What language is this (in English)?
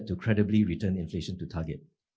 Indonesian